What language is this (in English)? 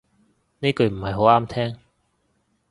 Cantonese